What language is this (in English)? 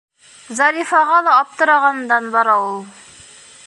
Bashkir